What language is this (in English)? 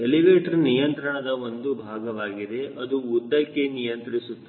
Kannada